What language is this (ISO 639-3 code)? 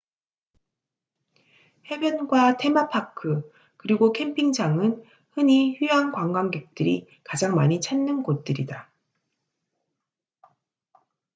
kor